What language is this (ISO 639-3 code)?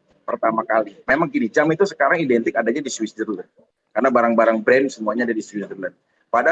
ind